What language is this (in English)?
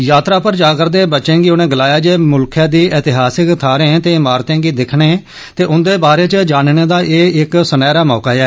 Dogri